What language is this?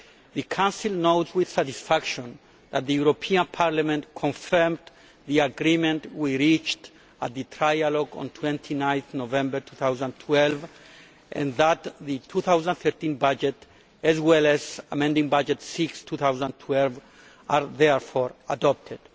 English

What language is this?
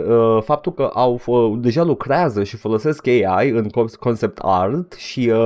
Romanian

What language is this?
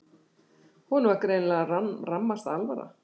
Icelandic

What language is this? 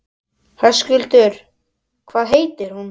Icelandic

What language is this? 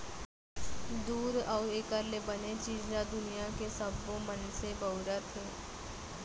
Chhattisgarhi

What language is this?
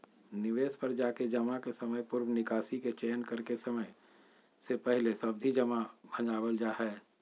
Magahi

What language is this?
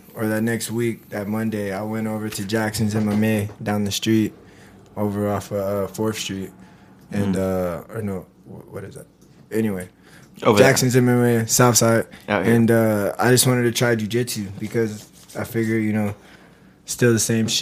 English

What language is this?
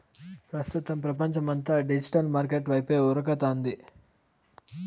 Telugu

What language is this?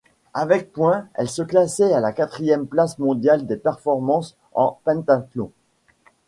French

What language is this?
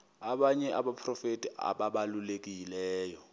Xhosa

